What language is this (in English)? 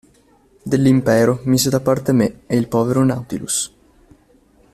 Italian